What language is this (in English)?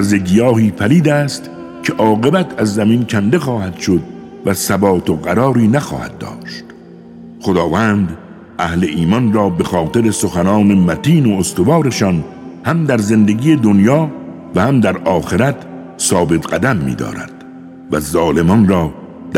Persian